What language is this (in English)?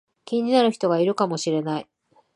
Japanese